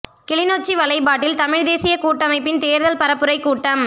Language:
Tamil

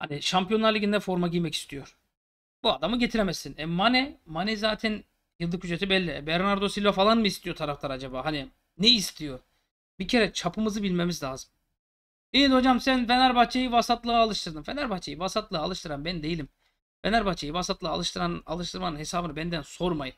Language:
Turkish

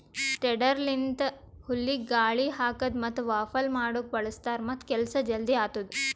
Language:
Kannada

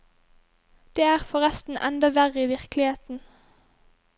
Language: Norwegian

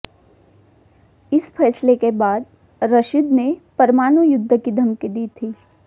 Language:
Hindi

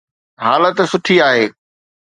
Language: Sindhi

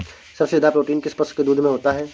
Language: Hindi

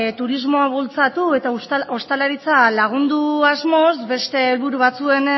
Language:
Basque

